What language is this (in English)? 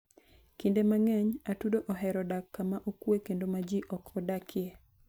Luo (Kenya and Tanzania)